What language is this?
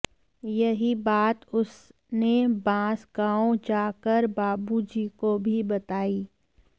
Hindi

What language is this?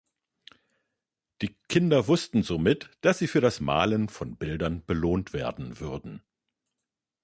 German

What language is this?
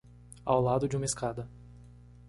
Portuguese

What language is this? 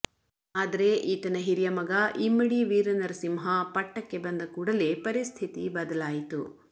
Kannada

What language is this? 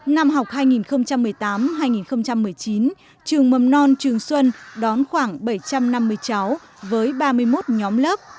Vietnamese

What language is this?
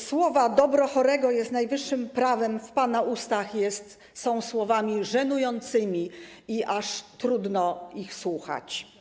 Polish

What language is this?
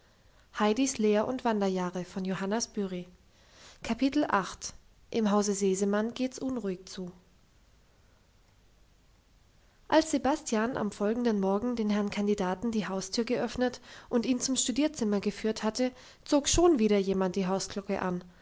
German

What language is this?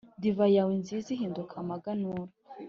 Kinyarwanda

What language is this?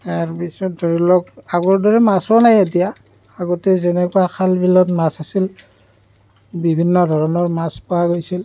Assamese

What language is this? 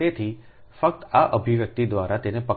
Gujarati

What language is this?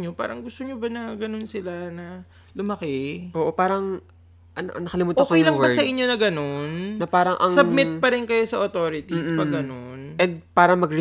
Filipino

